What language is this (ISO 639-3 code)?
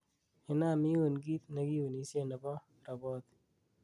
kln